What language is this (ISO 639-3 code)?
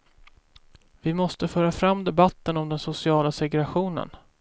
swe